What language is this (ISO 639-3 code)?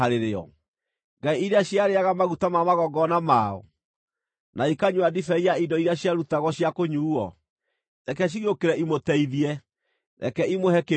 kik